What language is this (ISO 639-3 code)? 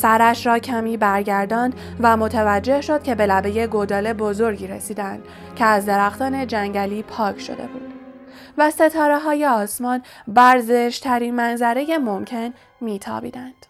fas